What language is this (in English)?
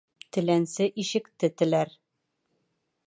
Bashkir